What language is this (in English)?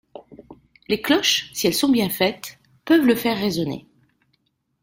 French